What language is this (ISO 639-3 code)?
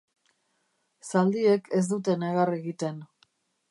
eus